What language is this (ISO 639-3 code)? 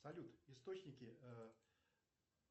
rus